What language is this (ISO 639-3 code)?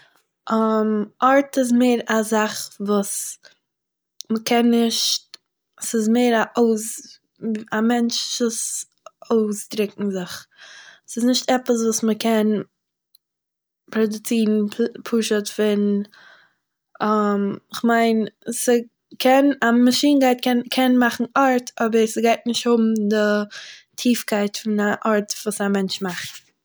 yid